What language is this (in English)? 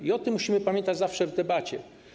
Polish